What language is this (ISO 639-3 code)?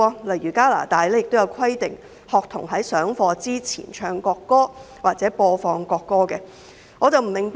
yue